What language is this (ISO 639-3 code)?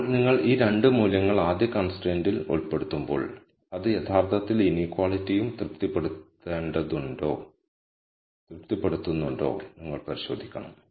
mal